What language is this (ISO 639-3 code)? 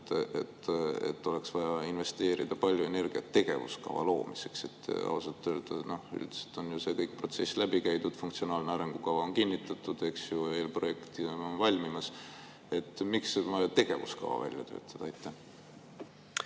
est